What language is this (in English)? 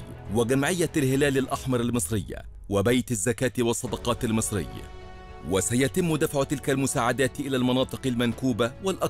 Arabic